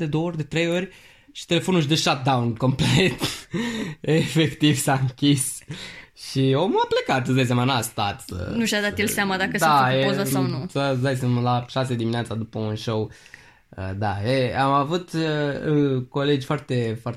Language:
Romanian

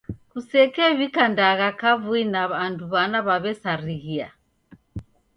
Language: Taita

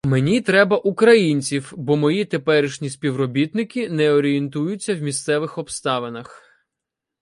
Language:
Ukrainian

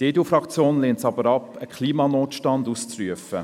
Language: Swiss German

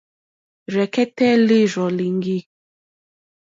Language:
Mokpwe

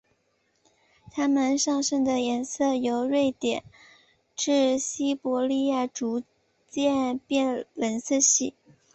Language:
Chinese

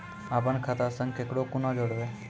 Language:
Maithili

